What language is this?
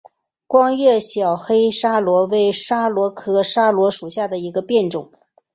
Chinese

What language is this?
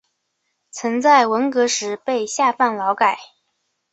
Chinese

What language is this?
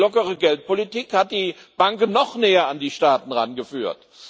German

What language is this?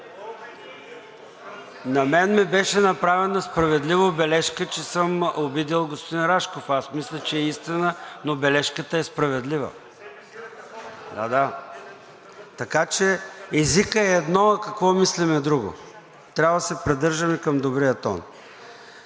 Bulgarian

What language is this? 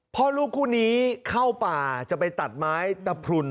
Thai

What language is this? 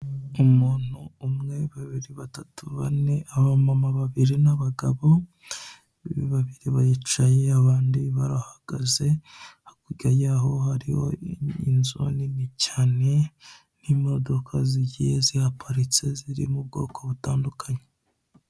Kinyarwanda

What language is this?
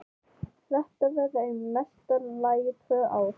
Icelandic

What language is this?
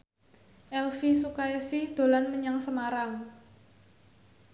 Javanese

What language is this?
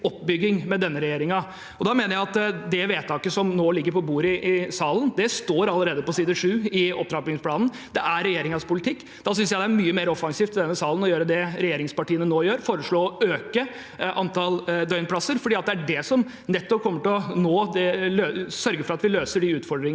Norwegian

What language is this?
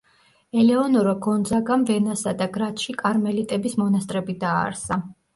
Georgian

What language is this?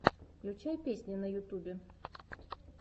Russian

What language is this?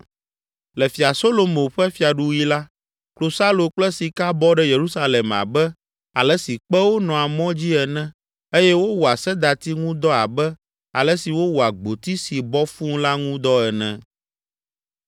Ewe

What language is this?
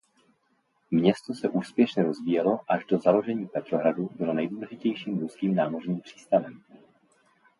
Czech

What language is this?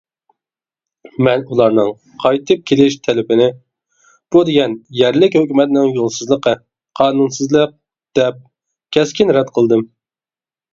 Uyghur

